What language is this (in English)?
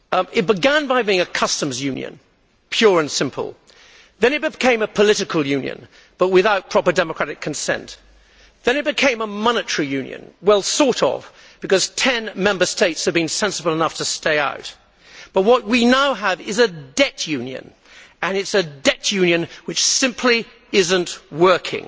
English